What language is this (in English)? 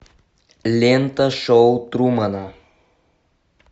Russian